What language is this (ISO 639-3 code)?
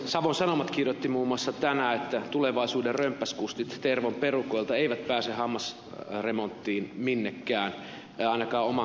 fin